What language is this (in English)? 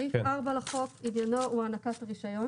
Hebrew